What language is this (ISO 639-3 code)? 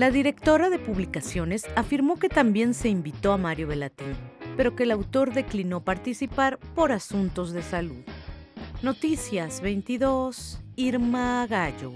spa